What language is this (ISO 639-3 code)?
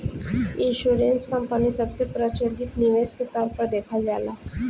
bho